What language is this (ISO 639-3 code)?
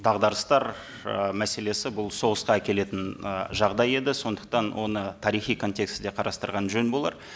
kaz